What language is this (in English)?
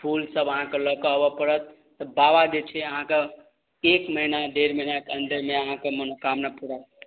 Maithili